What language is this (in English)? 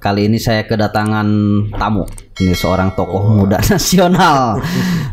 Indonesian